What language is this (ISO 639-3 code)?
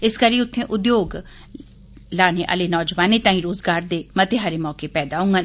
doi